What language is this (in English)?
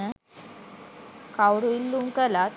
Sinhala